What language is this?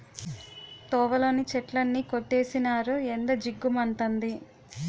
Telugu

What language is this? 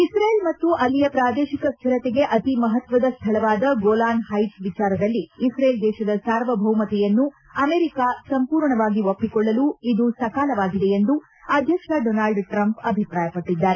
Kannada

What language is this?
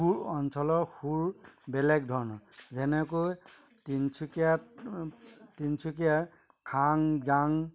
Assamese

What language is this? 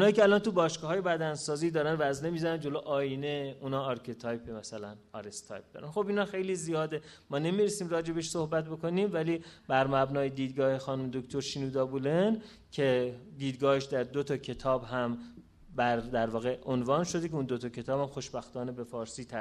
Persian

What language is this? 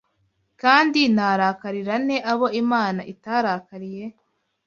Kinyarwanda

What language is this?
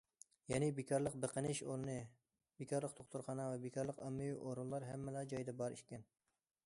Uyghur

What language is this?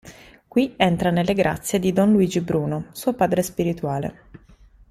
Italian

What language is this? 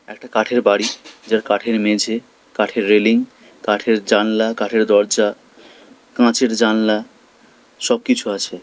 Bangla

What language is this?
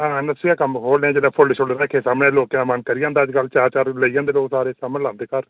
Dogri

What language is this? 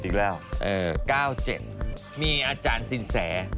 Thai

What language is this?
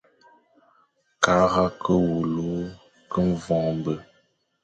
Fang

